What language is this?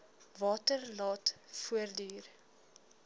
Afrikaans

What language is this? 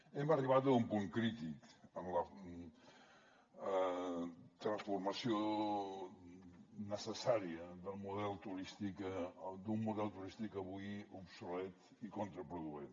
Catalan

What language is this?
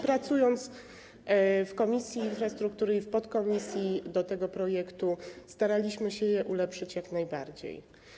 Polish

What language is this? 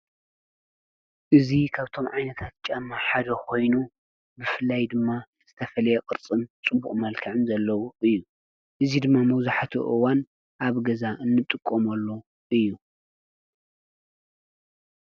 Tigrinya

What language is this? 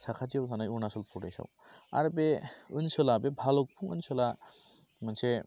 Bodo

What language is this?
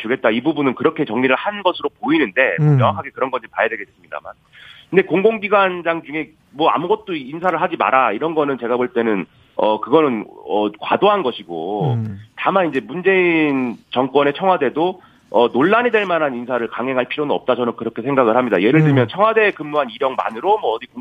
Korean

